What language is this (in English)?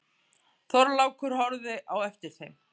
Icelandic